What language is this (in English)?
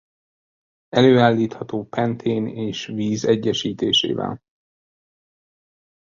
Hungarian